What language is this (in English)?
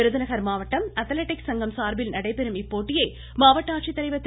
Tamil